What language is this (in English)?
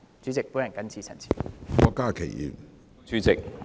Cantonese